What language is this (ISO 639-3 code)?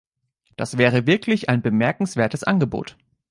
deu